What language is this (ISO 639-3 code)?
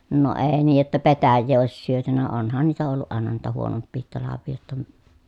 fin